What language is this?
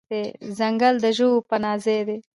Pashto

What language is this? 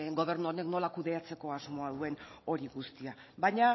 Basque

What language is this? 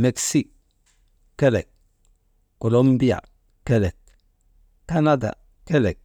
Maba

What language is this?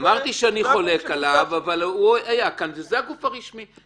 Hebrew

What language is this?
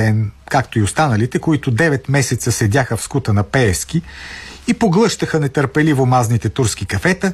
Bulgarian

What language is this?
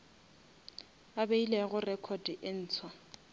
Northern Sotho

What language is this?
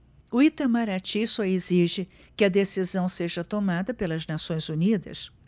Portuguese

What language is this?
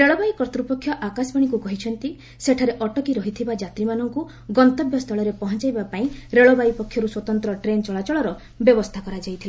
Odia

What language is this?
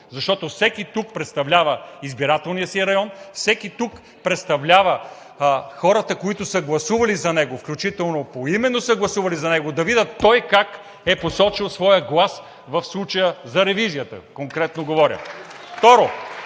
Bulgarian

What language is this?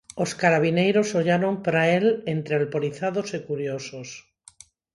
Galician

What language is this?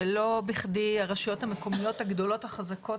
Hebrew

